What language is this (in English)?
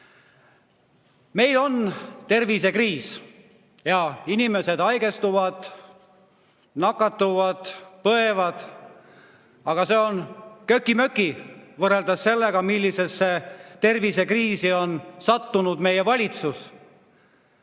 Estonian